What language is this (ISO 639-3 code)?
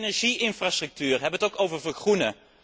nld